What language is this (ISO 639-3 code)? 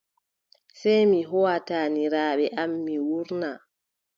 fub